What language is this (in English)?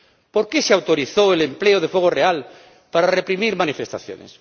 Spanish